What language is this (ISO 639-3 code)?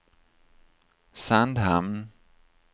swe